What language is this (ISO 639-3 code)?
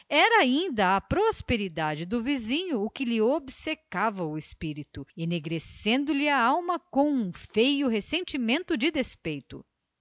por